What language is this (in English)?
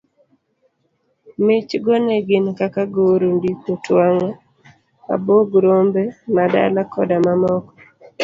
Luo (Kenya and Tanzania)